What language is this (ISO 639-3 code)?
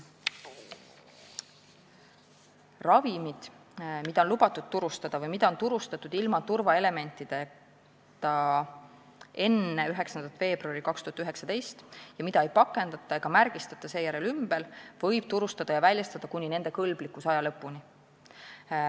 est